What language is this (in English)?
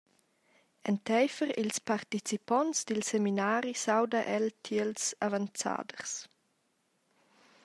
Romansh